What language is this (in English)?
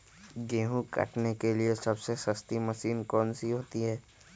Magahi